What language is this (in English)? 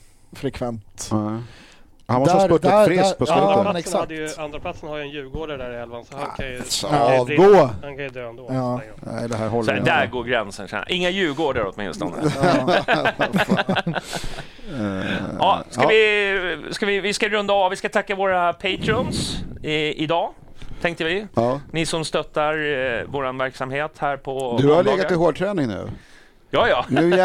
Swedish